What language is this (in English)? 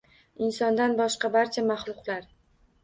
Uzbek